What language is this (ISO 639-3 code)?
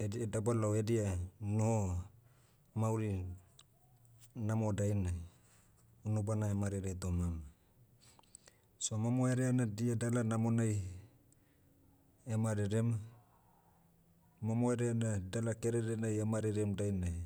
meu